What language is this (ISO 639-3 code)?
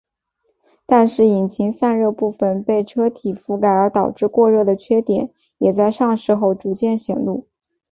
zho